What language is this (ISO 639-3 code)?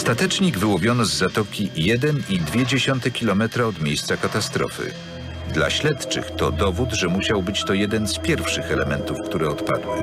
pol